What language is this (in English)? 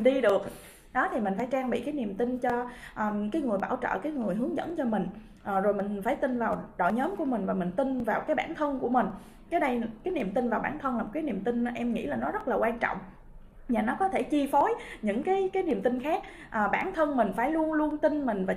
Vietnamese